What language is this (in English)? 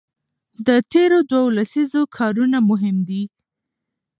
Pashto